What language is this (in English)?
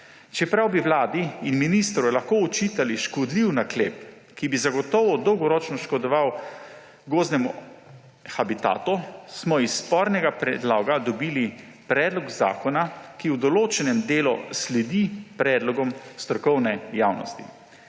Slovenian